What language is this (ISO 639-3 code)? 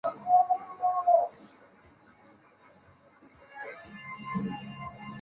zho